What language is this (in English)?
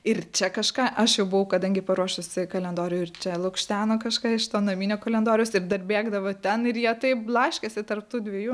Lithuanian